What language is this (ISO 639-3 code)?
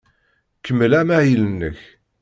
kab